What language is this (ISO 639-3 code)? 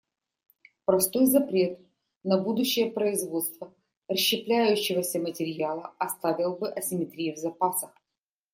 rus